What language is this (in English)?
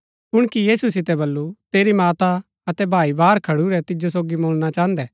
Gaddi